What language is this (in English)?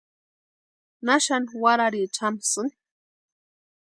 Western Highland Purepecha